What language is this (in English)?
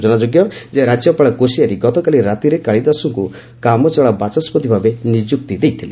Odia